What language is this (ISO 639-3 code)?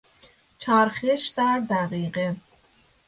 fas